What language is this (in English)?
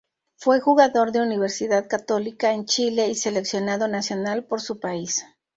Spanish